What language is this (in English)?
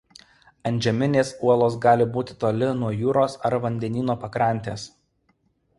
Lithuanian